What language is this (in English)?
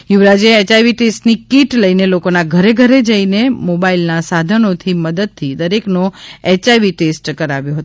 Gujarati